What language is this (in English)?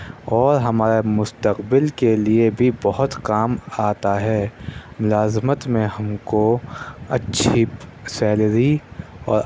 Urdu